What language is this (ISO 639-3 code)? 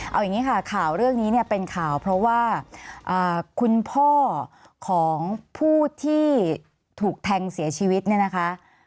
tha